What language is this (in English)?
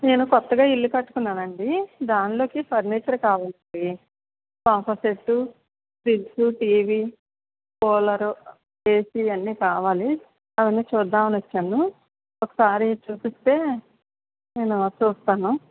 Telugu